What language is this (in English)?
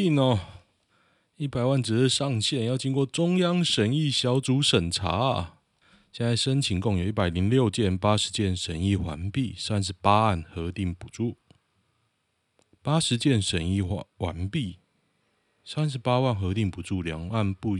Chinese